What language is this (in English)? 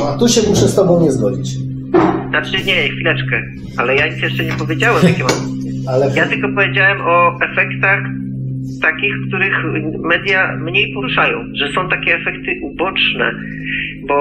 Polish